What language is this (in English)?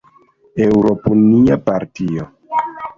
Esperanto